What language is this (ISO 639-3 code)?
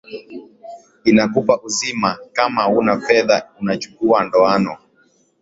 swa